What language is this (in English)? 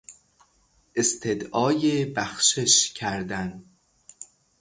Persian